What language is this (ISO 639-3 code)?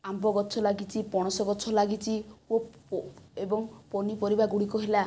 ori